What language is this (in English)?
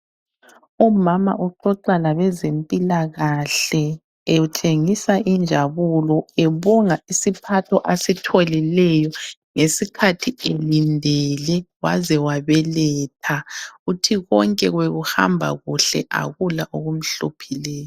North Ndebele